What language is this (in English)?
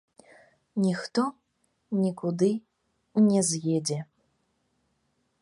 Belarusian